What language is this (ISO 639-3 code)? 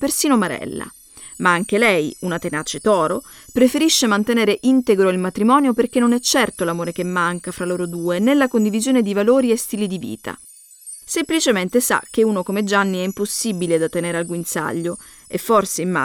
ita